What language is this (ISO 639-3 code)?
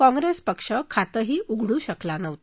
mar